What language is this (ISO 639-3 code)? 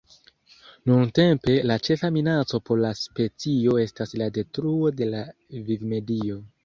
epo